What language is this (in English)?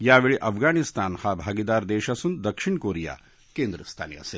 Marathi